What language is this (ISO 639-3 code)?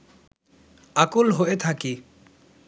ben